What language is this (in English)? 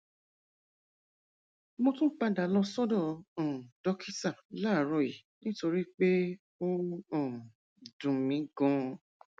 Yoruba